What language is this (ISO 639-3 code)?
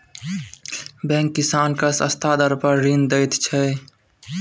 mai